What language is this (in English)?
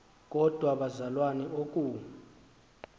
Xhosa